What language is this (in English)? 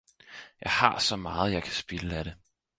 Danish